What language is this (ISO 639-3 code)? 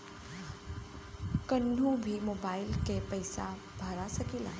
bho